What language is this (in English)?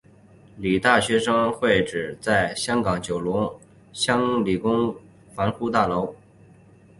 Chinese